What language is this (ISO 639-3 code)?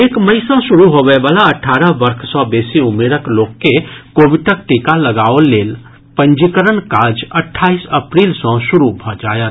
mai